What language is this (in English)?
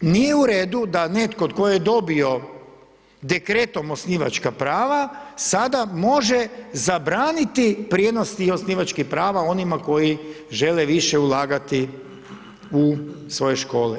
Croatian